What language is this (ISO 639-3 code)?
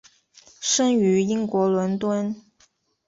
zho